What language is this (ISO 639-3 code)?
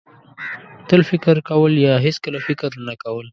pus